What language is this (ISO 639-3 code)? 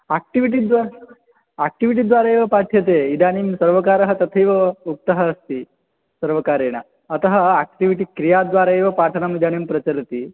san